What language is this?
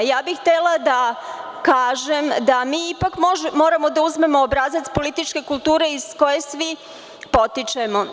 Serbian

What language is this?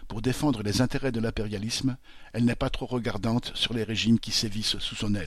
French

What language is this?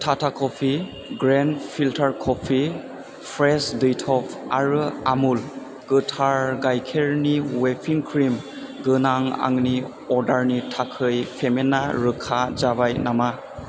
Bodo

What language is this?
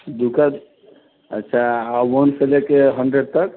Maithili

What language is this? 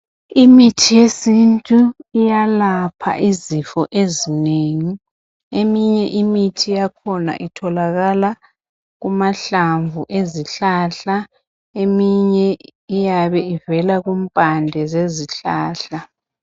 North Ndebele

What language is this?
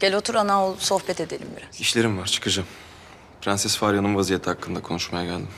Turkish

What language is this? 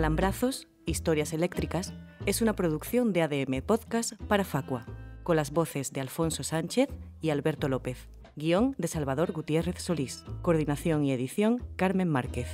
Spanish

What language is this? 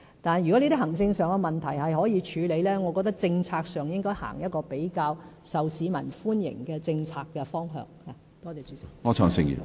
Cantonese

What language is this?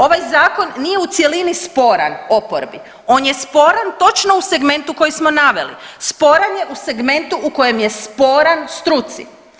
Croatian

